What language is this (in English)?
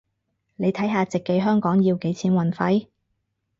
Cantonese